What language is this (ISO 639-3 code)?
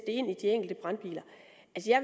dan